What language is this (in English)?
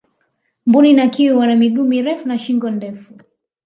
Swahili